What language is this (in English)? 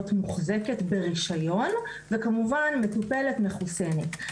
Hebrew